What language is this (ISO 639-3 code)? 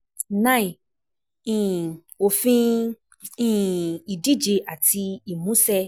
yor